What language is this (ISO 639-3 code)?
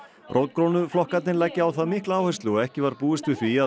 isl